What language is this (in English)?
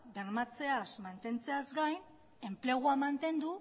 Basque